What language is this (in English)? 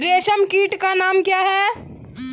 Hindi